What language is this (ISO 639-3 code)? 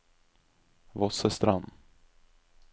nor